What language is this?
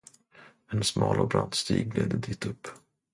Swedish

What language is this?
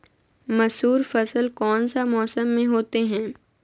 Magahi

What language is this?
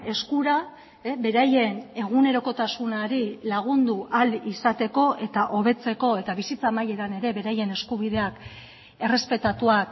Basque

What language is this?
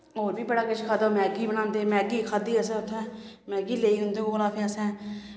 Dogri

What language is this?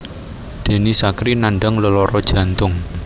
Javanese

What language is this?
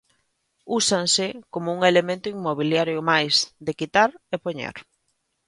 Galician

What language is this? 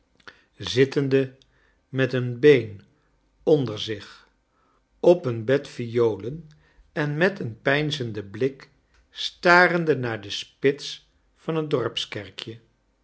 Dutch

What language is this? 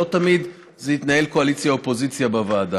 Hebrew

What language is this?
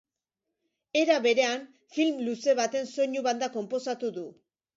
Basque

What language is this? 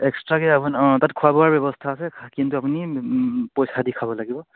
Assamese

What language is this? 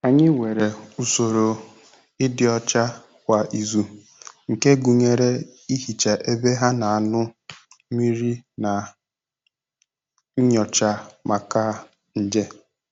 Igbo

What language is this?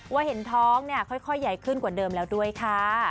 Thai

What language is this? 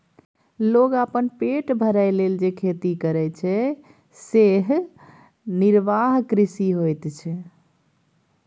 Maithili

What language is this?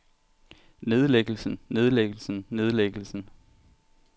Danish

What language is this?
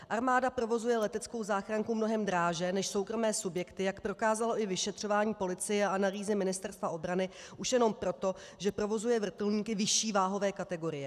Czech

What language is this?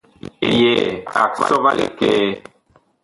Bakoko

